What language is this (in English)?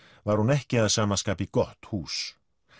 Icelandic